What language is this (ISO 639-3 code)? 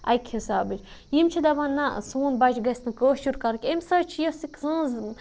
kas